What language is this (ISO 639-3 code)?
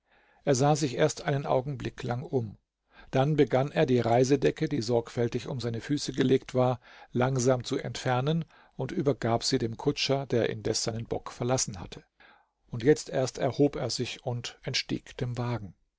deu